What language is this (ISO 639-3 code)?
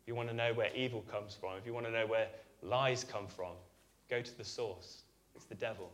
eng